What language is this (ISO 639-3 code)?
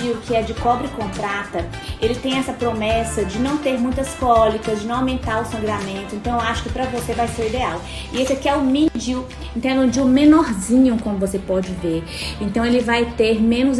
por